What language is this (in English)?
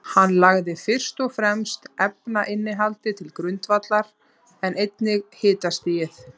Icelandic